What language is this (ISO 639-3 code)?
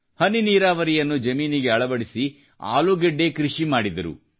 kan